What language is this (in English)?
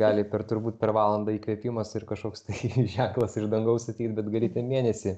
Lithuanian